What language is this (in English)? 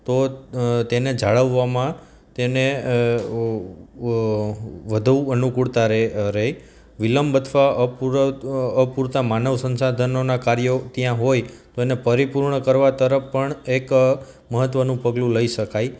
Gujarati